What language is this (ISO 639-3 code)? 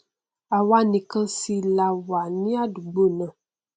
yor